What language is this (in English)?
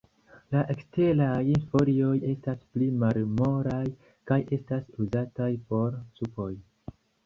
Esperanto